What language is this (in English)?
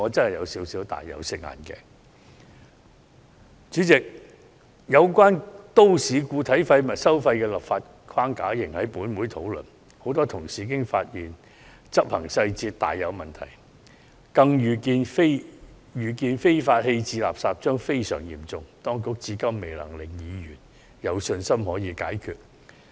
Cantonese